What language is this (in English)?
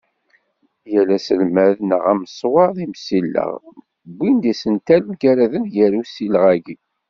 Kabyle